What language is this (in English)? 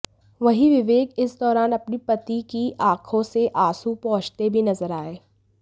Hindi